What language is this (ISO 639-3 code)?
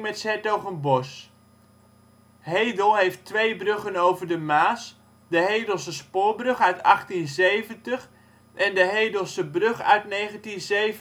nld